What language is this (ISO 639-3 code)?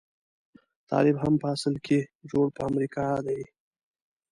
pus